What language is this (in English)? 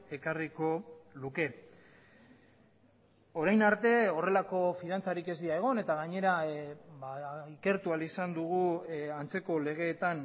Basque